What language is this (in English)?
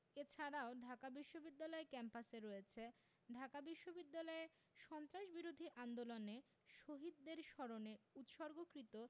Bangla